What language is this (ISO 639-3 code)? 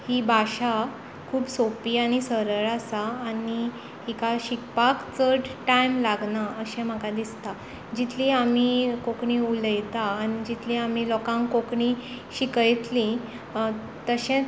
kok